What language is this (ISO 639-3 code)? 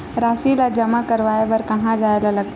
hne